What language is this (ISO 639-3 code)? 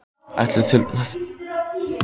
isl